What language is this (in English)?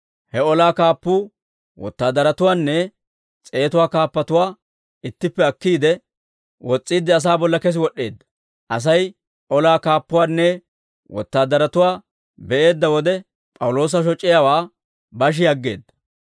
Dawro